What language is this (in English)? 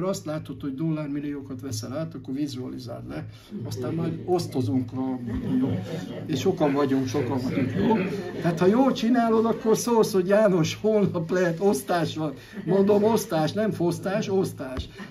Hungarian